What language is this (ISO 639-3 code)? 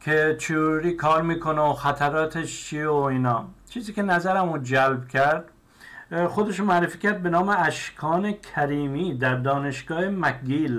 fas